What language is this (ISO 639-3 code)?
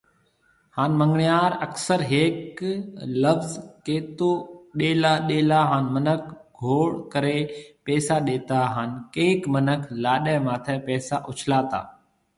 mve